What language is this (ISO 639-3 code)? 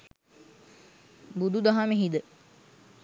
sin